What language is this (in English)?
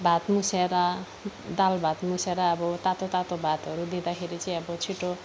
Nepali